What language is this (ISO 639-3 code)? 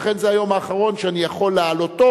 heb